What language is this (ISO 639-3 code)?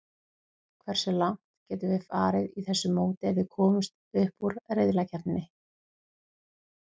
isl